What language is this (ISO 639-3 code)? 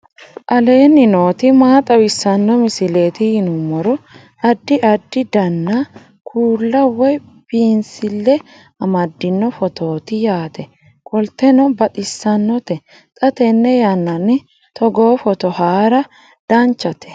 sid